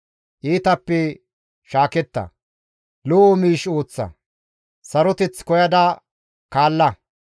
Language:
Gamo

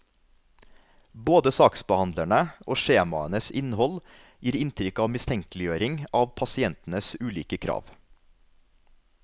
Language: Norwegian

